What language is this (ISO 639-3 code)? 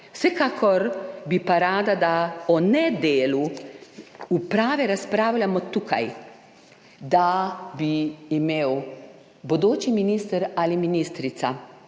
slv